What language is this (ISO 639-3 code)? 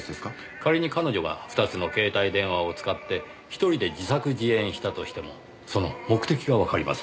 jpn